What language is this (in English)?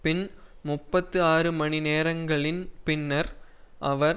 Tamil